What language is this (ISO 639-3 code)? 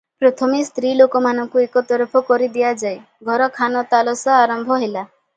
ori